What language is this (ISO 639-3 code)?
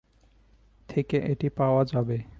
ben